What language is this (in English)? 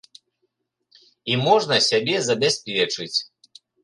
Belarusian